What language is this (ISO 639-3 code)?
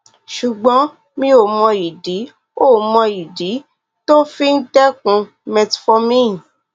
yor